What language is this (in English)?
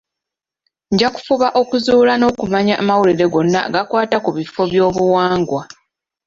Ganda